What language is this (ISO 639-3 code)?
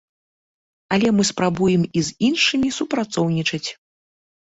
bel